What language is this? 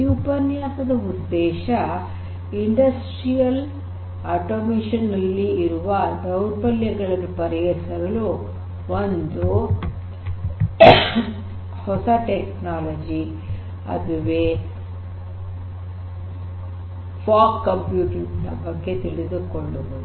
Kannada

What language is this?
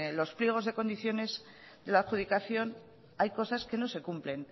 Spanish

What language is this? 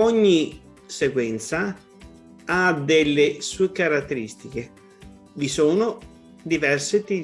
Italian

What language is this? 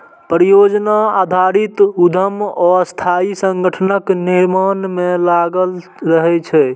Maithili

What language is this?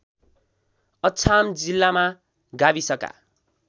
Nepali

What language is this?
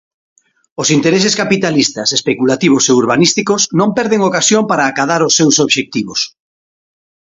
Galician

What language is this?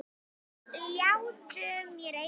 Icelandic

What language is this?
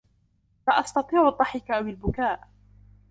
Arabic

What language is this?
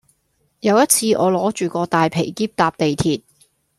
Cantonese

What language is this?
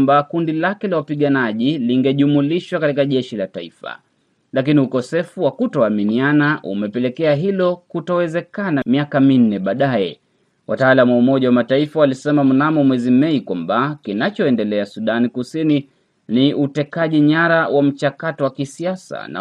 Swahili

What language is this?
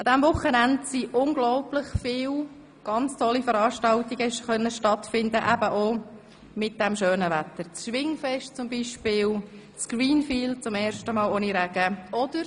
Swiss German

